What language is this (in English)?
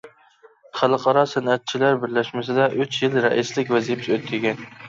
Uyghur